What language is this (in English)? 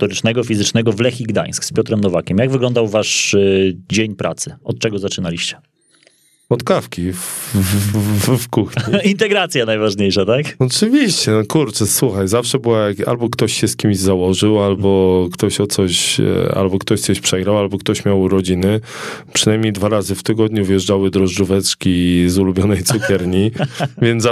Polish